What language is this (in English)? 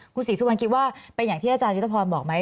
Thai